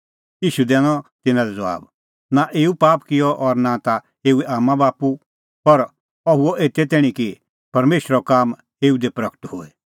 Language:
Kullu Pahari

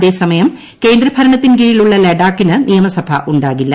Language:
Malayalam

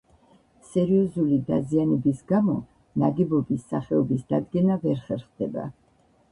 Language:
Georgian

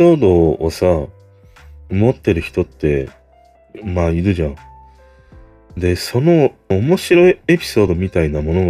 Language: Japanese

